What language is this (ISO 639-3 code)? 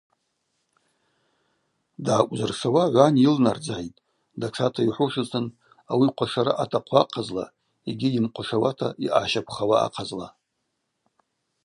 abq